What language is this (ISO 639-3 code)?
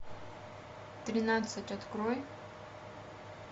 rus